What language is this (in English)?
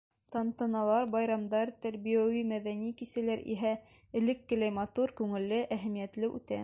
Bashkir